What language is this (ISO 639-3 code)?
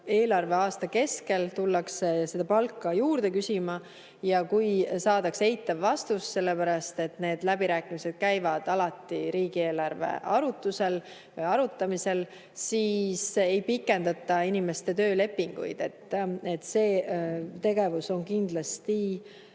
est